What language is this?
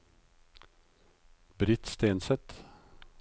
Norwegian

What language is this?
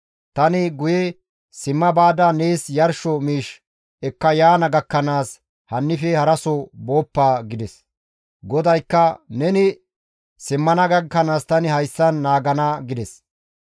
Gamo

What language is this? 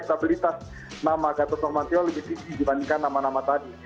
Indonesian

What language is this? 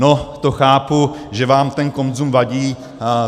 Czech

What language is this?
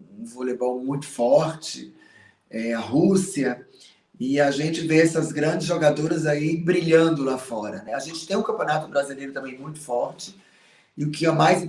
Portuguese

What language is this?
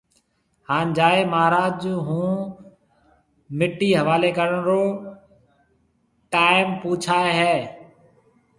Marwari (Pakistan)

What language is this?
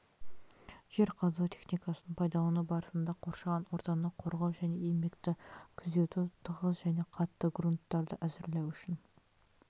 Kazakh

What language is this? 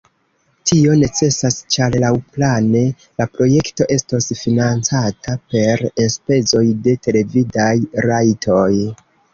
Esperanto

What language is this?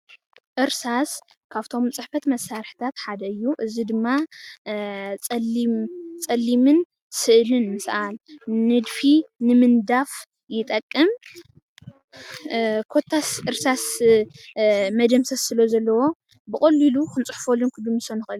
Tigrinya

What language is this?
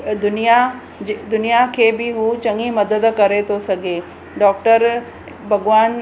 Sindhi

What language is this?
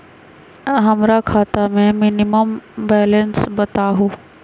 Magahi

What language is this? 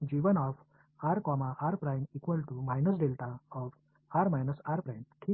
Tamil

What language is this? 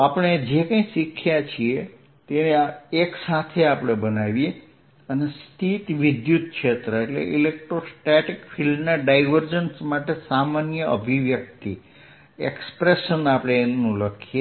Gujarati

